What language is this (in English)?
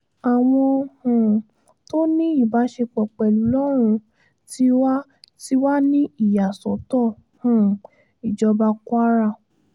Yoruba